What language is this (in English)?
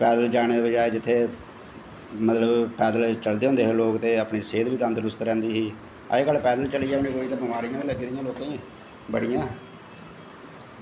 Dogri